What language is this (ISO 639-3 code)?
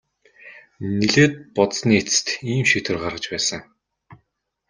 mon